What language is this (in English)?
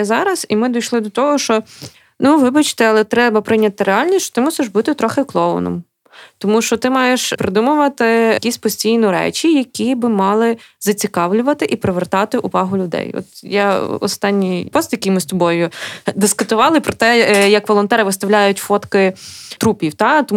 Ukrainian